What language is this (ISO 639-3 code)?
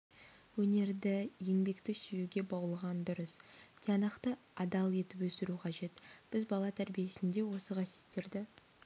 kaz